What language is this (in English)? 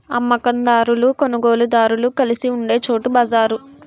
Telugu